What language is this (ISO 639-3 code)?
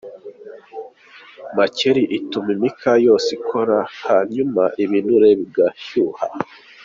kin